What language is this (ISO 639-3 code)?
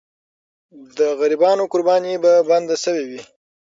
pus